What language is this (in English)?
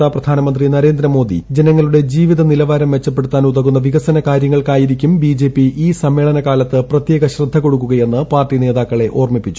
Malayalam